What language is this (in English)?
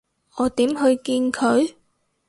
Cantonese